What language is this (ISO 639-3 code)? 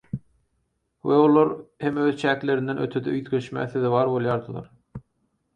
tuk